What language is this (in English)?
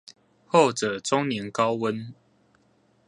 Chinese